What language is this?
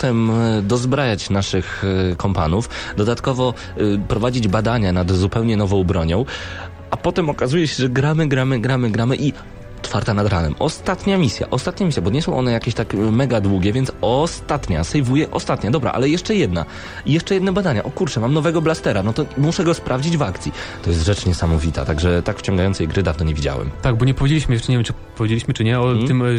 Polish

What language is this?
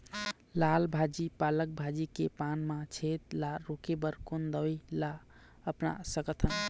Chhattisgarhi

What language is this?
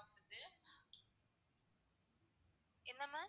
Tamil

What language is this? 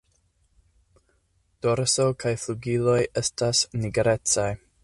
Esperanto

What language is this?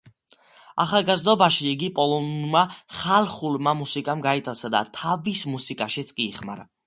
Georgian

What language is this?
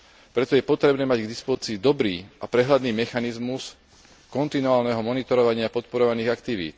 Slovak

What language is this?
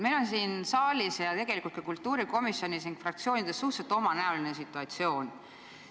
Estonian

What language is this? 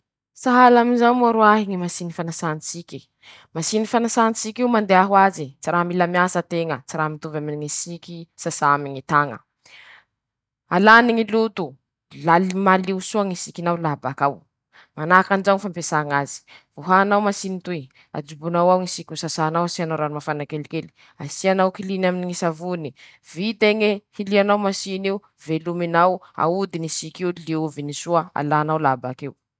Masikoro Malagasy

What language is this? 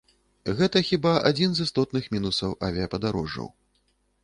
Belarusian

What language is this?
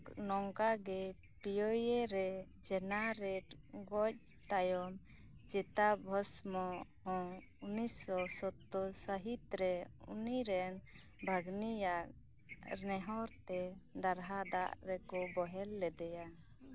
Santali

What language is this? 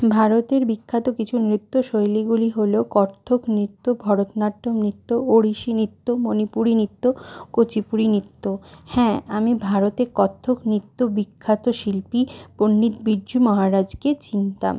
Bangla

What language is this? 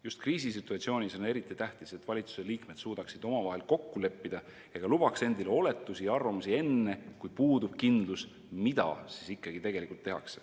Estonian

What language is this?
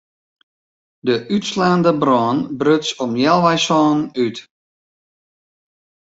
Western Frisian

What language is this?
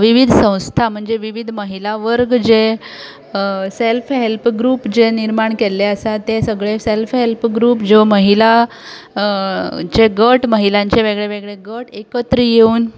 Konkani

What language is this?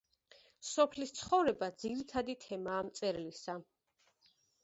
Georgian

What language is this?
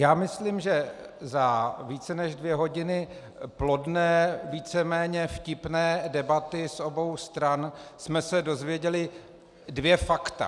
Czech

